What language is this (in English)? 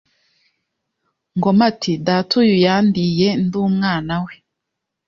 Kinyarwanda